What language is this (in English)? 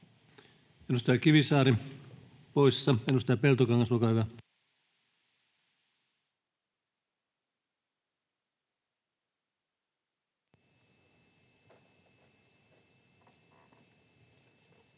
Finnish